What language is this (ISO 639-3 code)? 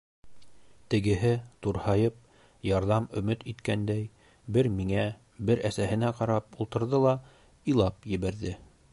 bak